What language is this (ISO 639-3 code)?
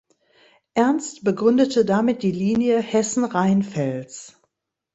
deu